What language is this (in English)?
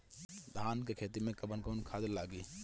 Bhojpuri